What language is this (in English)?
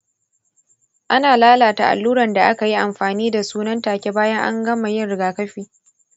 Hausa